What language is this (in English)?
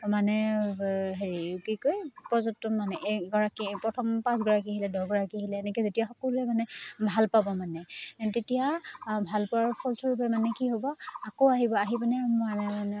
Assamese